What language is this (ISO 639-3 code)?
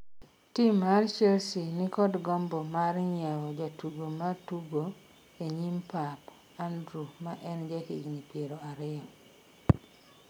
luo